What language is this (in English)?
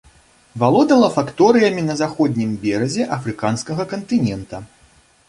Belarusian